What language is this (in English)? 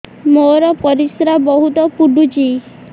Odia